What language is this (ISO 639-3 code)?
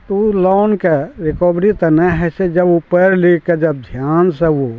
mai